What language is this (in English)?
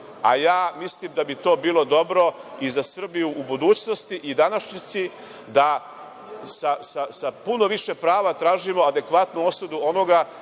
Serbian